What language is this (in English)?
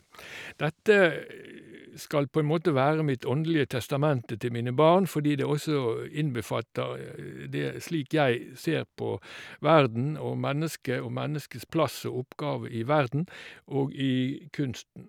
Norwegian